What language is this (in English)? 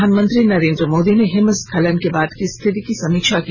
Hindi